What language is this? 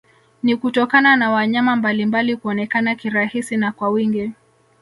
Swahili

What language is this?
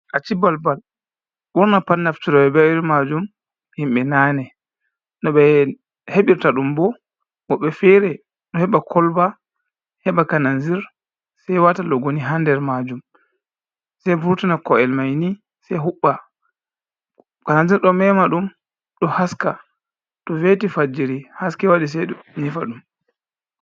Fula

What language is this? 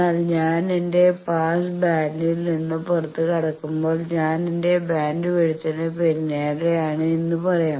Malayalam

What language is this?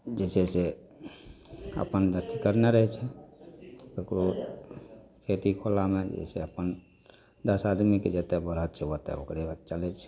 Maithili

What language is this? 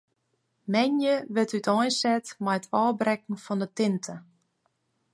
Western Frisian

